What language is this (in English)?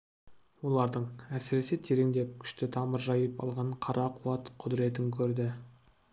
Kazakh